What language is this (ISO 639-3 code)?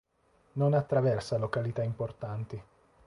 ita